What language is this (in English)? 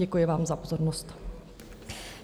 Czech